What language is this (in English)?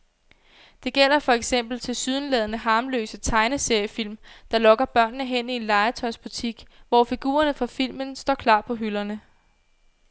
Danish